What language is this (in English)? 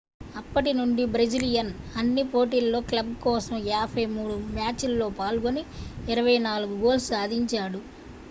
Telugu